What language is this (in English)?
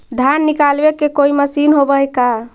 Magahi